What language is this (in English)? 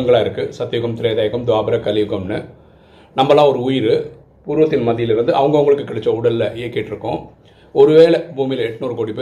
Tamil